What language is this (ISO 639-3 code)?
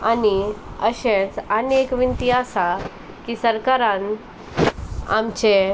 kok